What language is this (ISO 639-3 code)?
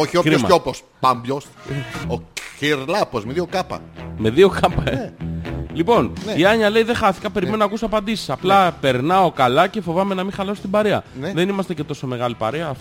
ell